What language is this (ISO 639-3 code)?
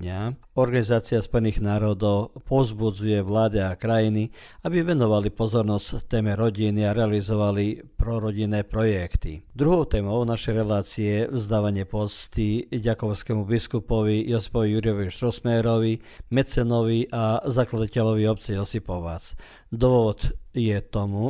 hrv